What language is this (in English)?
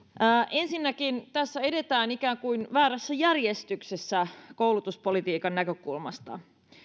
Finnish